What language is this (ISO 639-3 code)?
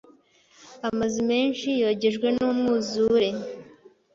kin